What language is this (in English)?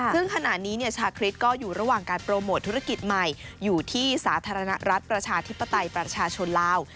Thai